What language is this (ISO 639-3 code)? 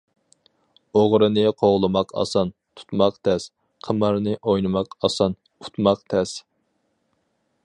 uig